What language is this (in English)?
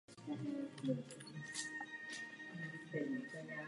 Czech